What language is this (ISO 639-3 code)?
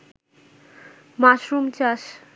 ben